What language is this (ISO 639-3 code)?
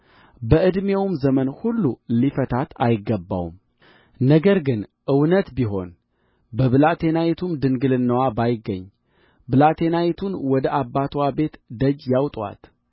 amh